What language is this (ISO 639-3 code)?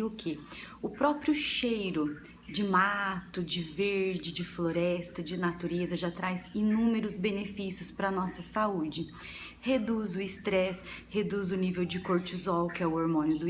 por